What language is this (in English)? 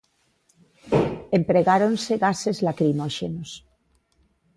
Galician